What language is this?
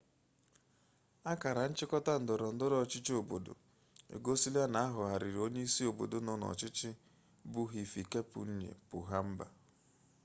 Igbo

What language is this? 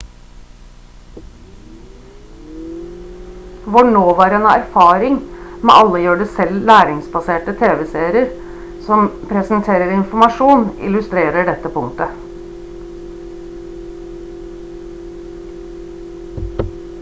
Norwegian Bokmål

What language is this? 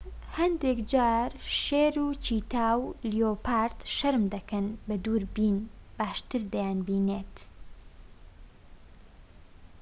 Central Kurdish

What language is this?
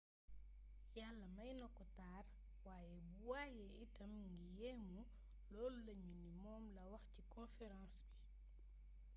Wolof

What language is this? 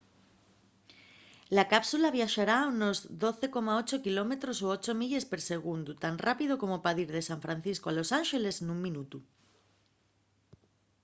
Asturian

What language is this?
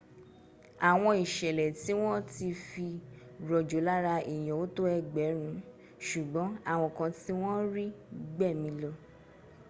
Yoruba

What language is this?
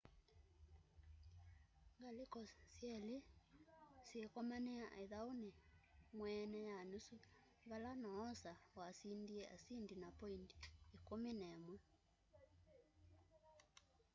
Kamba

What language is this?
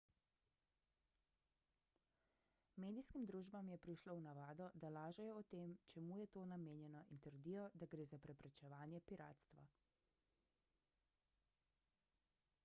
Slovenian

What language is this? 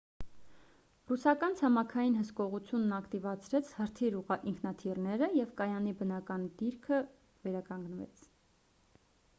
Armenian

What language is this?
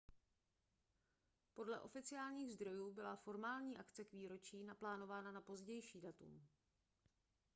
Czech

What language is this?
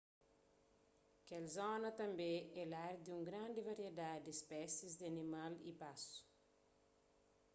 Kabuverdianu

